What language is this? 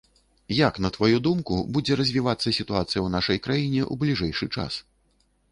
Belarusian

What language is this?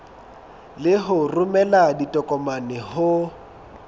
Southern Sotho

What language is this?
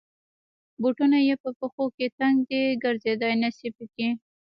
Pashto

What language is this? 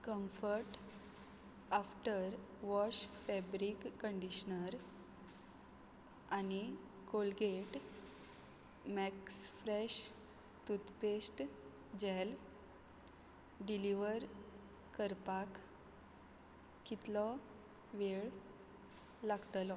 Konkani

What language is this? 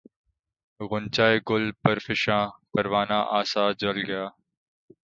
Urdu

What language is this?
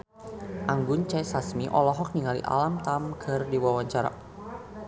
Sundanese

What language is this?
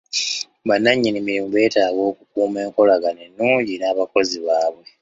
Ganda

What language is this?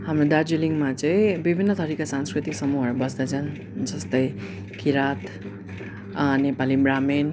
Nepali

